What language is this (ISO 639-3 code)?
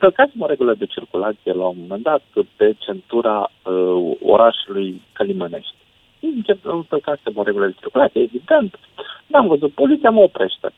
ron